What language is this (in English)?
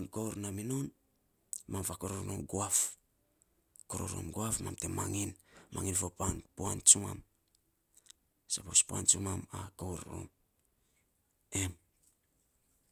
Saposa